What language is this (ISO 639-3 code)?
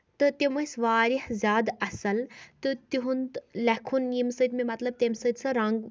kas